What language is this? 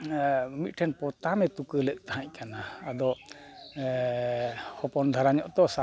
Santali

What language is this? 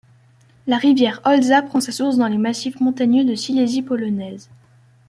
French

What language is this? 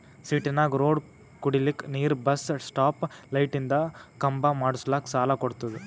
Kannada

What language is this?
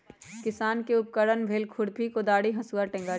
Magahi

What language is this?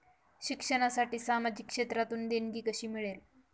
Marathi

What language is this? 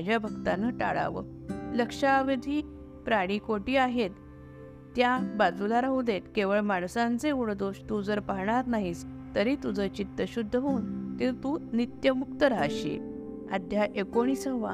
Marathi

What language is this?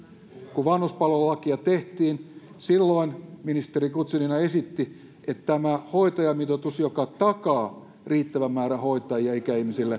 Finnish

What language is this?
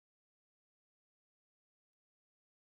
Swahili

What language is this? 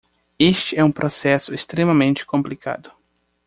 Portuguese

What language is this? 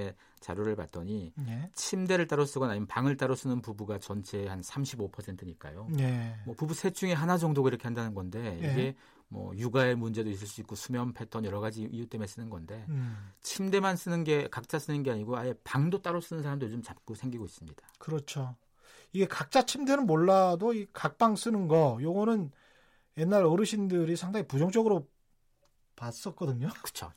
Korean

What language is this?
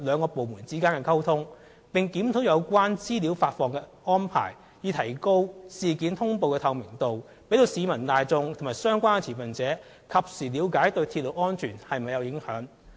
Cantonese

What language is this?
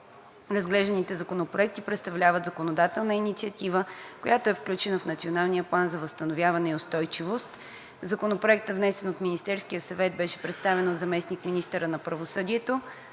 Bulgarian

